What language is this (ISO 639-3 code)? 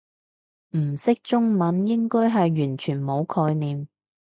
yue